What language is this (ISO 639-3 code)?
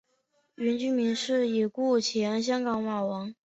zho